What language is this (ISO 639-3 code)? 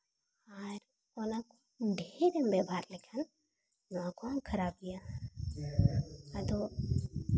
sat